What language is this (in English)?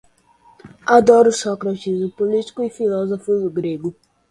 Portuguese